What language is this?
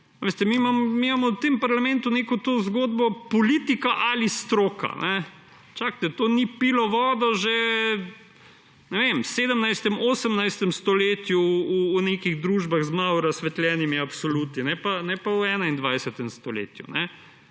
Slovenian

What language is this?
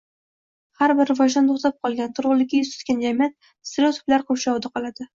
Uzbek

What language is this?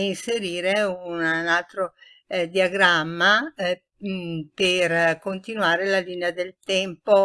Italian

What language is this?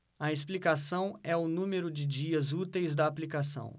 Portuguese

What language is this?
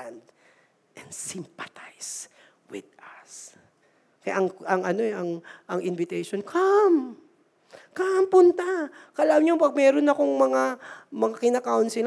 Filipino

